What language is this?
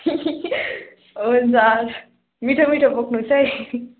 Nepali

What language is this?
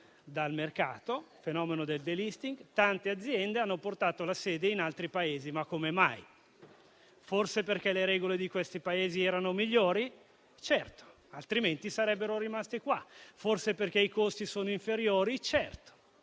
Italian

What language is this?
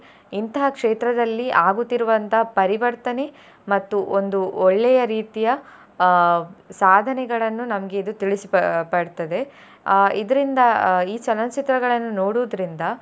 Kannada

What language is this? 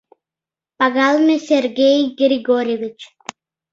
Mari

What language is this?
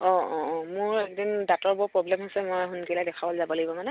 Assamese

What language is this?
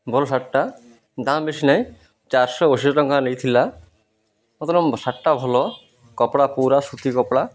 Odia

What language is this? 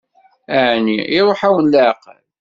Kabyle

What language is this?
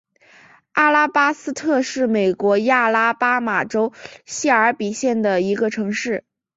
Chinese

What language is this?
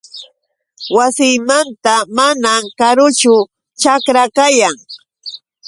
Yauyos Quechua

